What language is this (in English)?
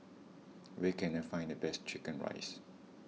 English